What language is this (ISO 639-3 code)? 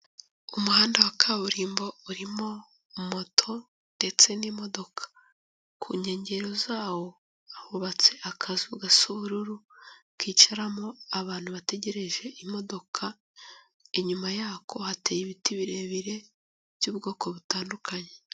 kin